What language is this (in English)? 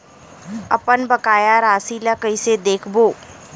Chhattisgarhi